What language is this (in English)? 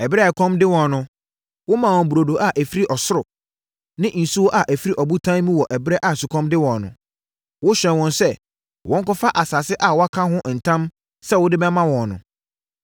Akan